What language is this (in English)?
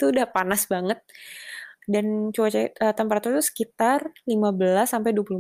Indonesian